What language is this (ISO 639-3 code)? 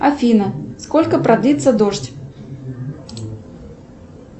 rus